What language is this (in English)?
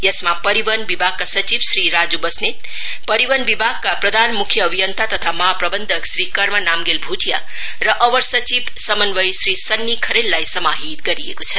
Nepali